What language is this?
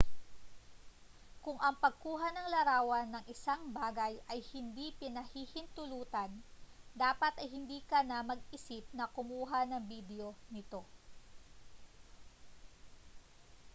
Filipino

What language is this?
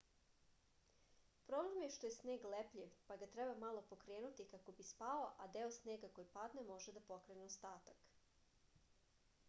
Serbian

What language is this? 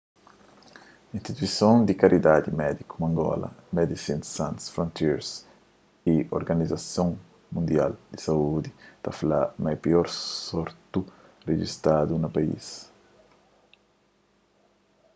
Kabuverdianu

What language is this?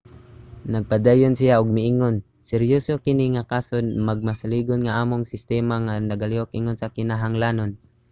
Cebuano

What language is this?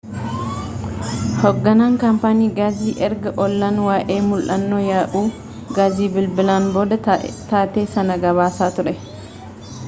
Oromo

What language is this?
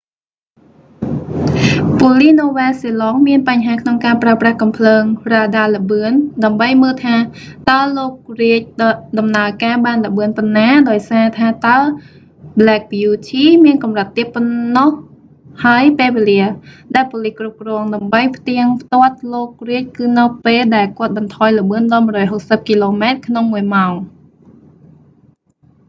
Khmer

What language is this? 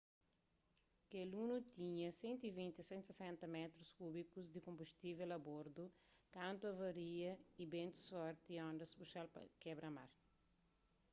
Kabuverdianu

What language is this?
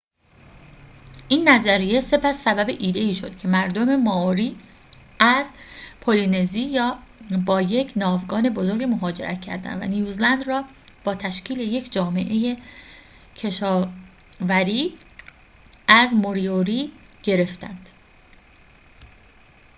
Persian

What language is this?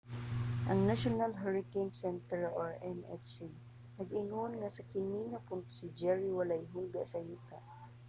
Cebuano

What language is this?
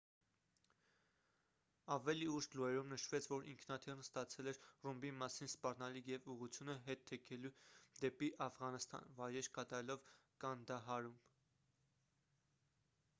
Armenian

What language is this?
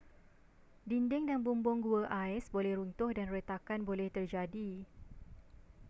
Malay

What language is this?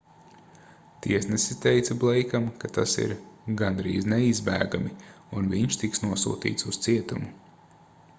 Latvian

